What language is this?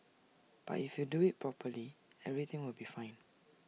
English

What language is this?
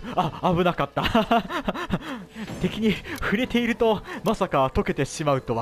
Japanese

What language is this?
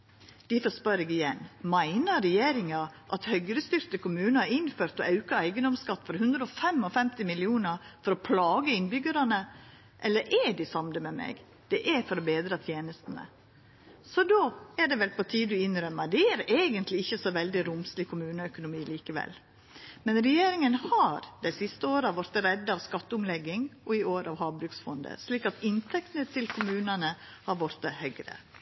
Norwegian Nynorsk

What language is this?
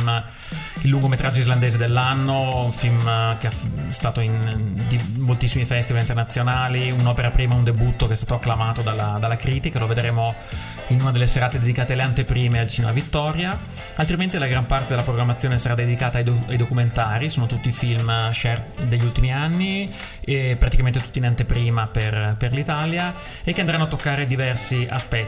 Italian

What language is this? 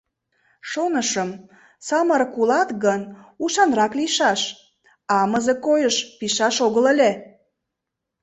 Mari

